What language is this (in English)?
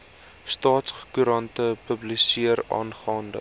Afrikaans